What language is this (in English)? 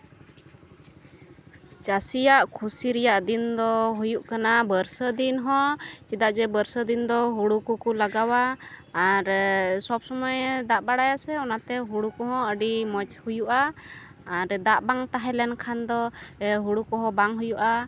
Santali